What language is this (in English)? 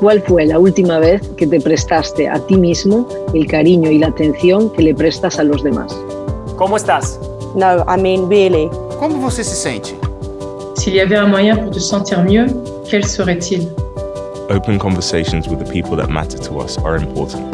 Spanish